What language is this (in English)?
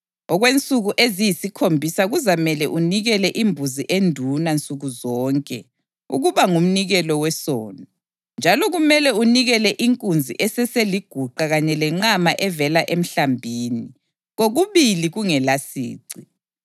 North Ndebele